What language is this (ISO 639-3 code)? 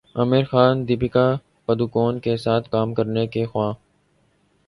urd